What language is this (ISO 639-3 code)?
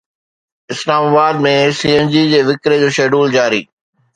snd